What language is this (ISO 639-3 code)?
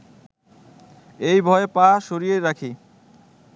ben